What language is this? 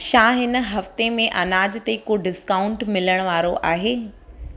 Sindhi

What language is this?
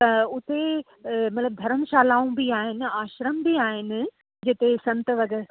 Sindhi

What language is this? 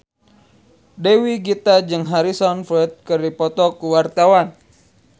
Sundanese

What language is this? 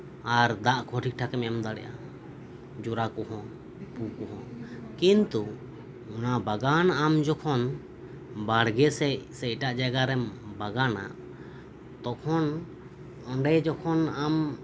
Santali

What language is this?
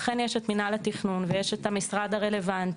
Hebrew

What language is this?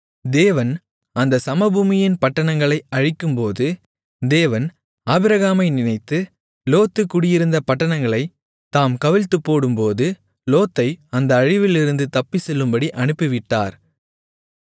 Tamil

